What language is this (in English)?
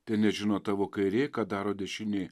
Lithuanian